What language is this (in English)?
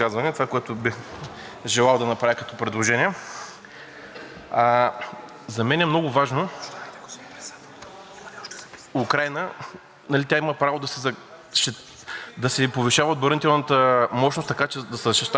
Bulgarian